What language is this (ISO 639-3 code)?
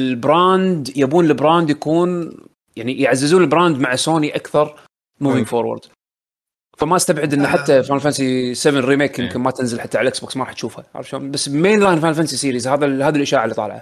ara